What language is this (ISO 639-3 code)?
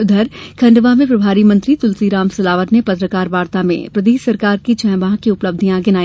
hin